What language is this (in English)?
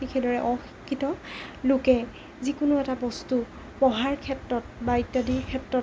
Assamese